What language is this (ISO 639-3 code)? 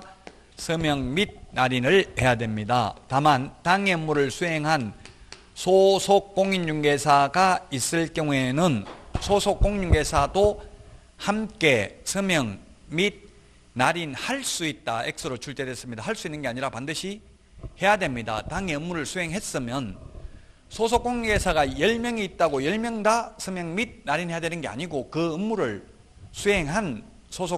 kor